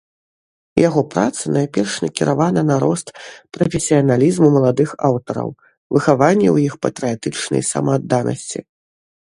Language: Belarusian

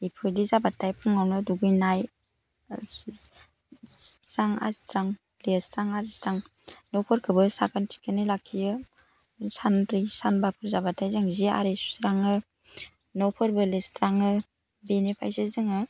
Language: Bodo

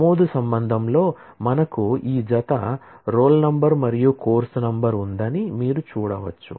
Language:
Telugu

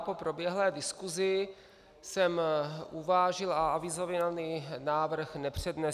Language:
Czech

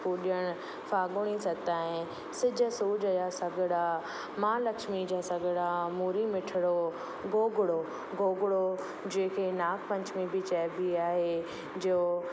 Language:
Sindhi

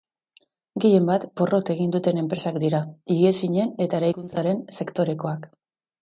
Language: Basque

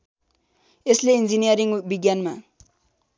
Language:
Nepali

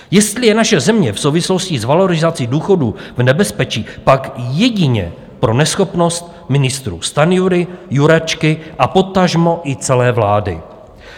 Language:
Czech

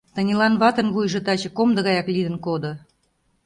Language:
Mari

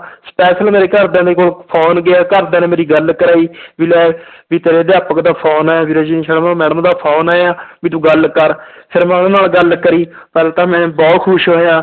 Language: Punjabi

